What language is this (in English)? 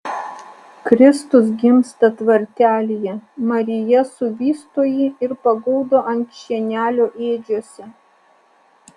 Lithuanian